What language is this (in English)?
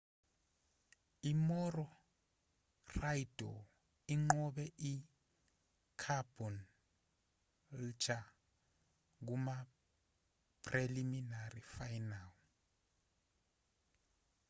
Zulu